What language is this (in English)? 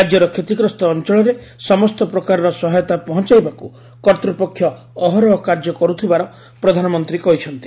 Odia